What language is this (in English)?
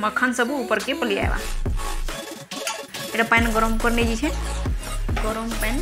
Indonesian